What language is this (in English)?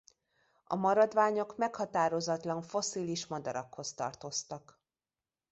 Hungarian